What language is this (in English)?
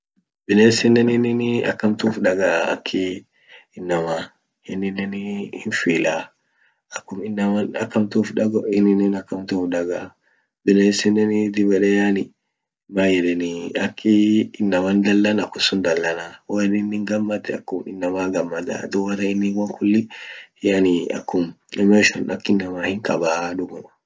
Orma